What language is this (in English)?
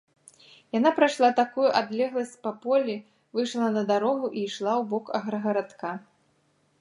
Belarusian